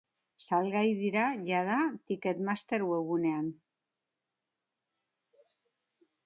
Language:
Basque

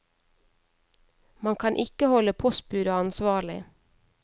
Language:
Norwegian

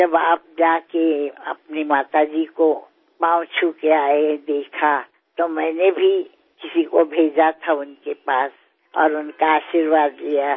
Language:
Gujarati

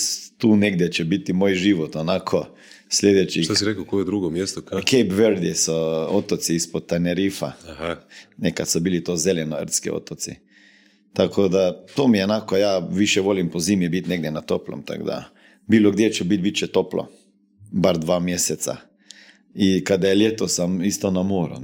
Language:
Croatian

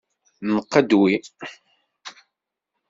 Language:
Kabyle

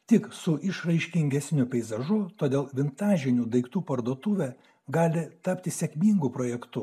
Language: Lithuanian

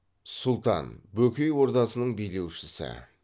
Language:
Kazakh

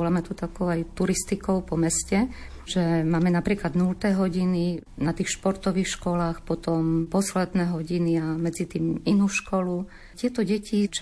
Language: Slovak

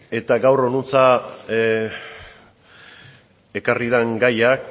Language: Basque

